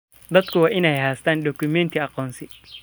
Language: Somali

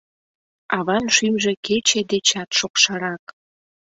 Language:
Mari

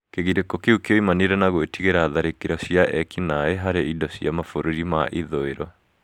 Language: Kikuyu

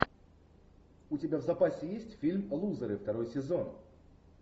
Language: Russian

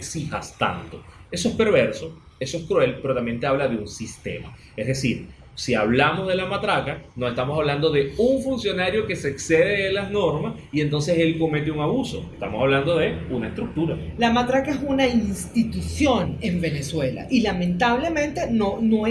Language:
Spanish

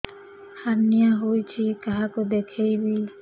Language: Odia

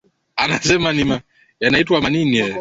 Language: Swahili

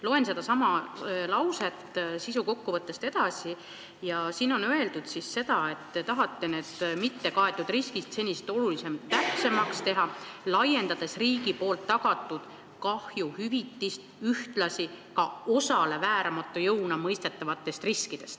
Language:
Estonian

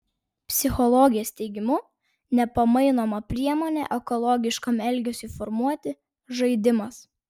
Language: Lithuanian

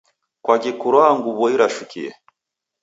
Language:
Taita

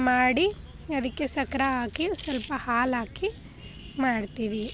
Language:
Kannada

